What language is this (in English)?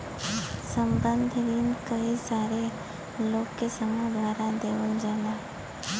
Bhojpuri